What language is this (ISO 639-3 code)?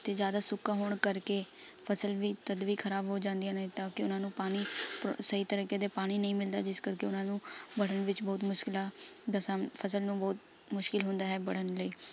pan